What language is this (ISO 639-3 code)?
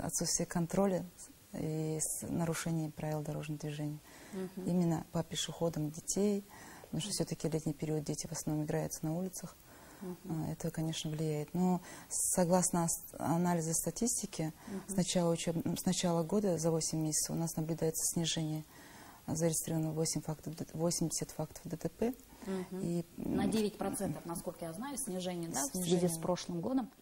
rus